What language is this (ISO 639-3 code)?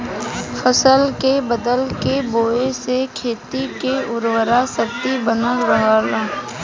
bho